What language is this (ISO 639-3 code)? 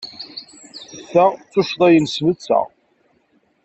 kab